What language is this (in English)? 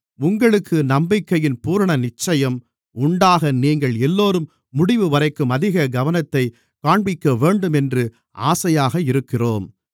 Tamil